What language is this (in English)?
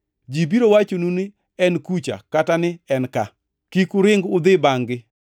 Luo (Kenya and Tanzania)